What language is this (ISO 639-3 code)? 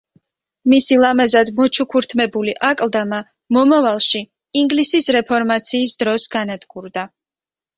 kat